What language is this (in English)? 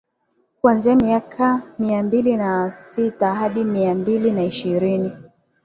Swahili